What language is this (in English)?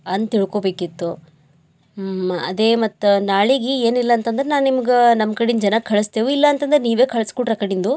Kannada